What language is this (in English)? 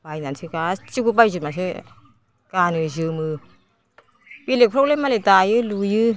Bodo